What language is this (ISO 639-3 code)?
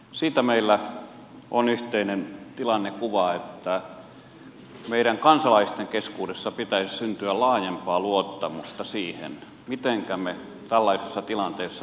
fin